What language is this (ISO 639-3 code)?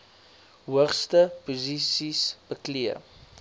afr